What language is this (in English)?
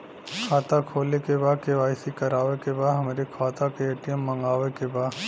Bhojpuri